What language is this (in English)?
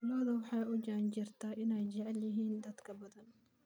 Somali